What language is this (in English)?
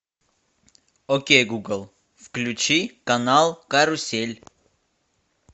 Russian